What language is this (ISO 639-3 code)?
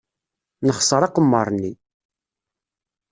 kab